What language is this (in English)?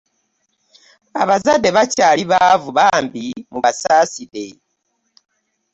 Ganda